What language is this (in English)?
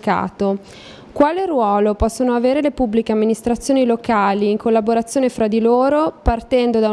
Italian